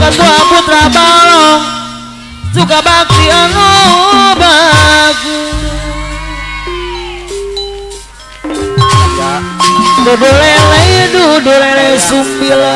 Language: Indonesian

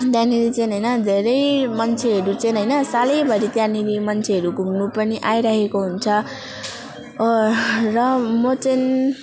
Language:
Nepali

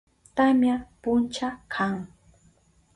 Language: Southern Pastaza Quechua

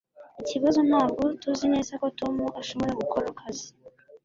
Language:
Kinyarwanda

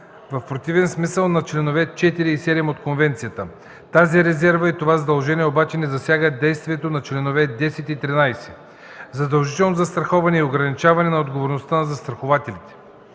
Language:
Bulgarian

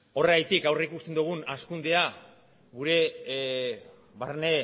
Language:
Basque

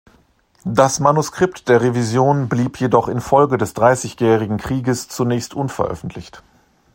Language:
German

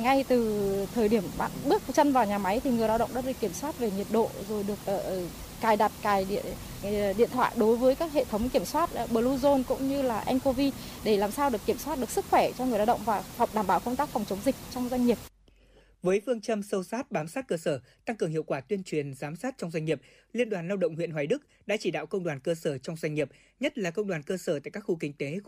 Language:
Vietnamese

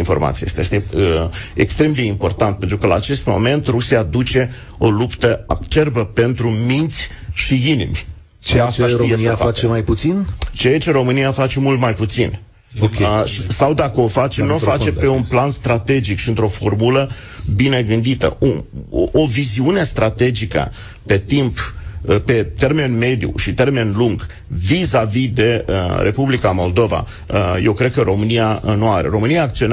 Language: Romanian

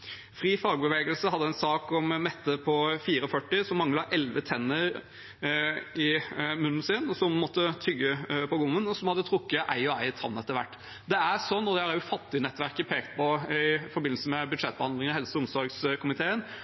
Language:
Norwegian Bokmål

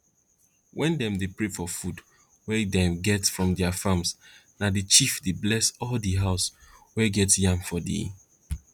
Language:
Nigerian Pidgin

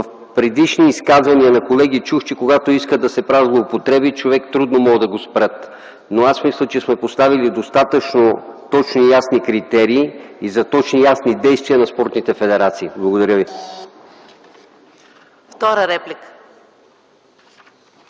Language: Bulgarian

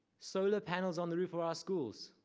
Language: English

